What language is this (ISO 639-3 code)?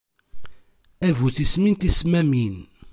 kab